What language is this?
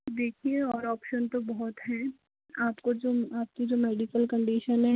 Hindi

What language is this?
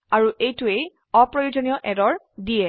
Assamese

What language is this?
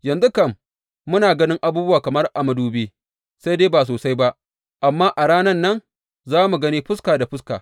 Hausa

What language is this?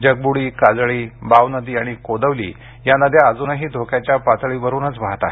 Marathi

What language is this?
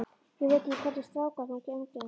Icelandic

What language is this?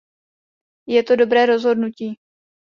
Czech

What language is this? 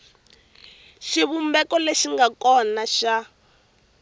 Tsonga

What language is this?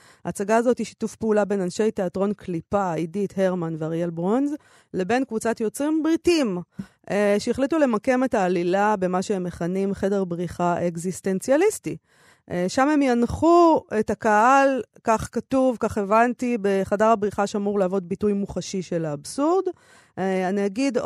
Hebrew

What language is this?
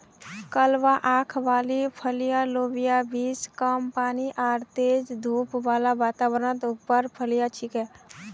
Magahi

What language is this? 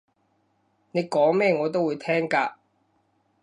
Cantonese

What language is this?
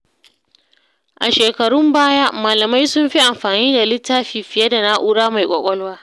Hausa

